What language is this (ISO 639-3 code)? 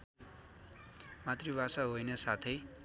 nep